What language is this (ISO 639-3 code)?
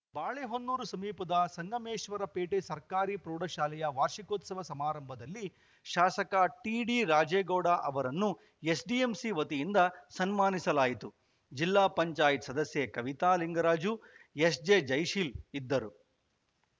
kan